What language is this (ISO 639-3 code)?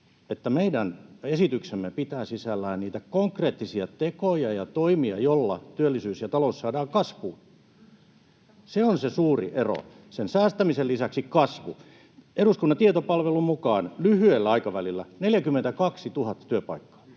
fin